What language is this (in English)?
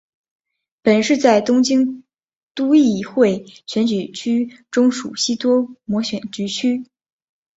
Chinese